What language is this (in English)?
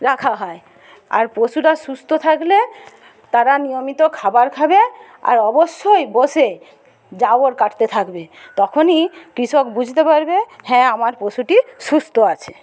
Bangla